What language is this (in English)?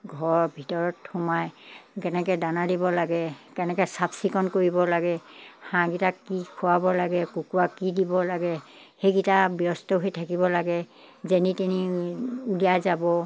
Assamese